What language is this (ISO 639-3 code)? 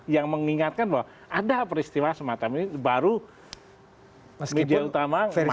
ind